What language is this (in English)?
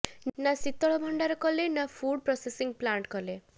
Odia